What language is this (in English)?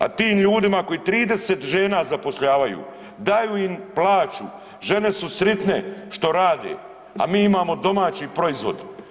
Croatian